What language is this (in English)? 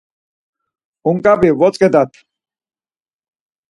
Laz